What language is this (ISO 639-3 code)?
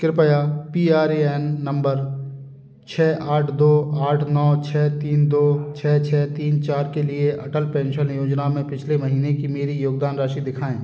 hin